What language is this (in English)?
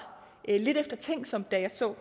Danish